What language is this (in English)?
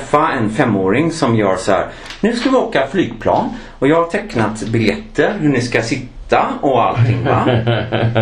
Swedish